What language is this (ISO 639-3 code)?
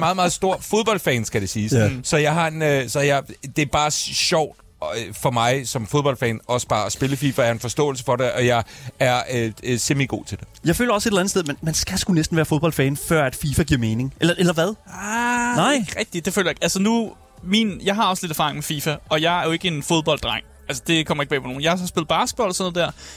dan